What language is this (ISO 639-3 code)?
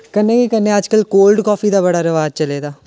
doi